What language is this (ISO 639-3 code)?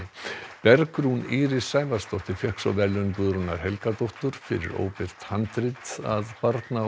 isl